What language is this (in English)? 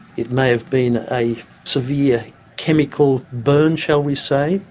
English